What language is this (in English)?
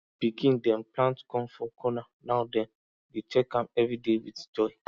Nigerian Pidgin